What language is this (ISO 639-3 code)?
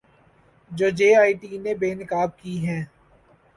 urd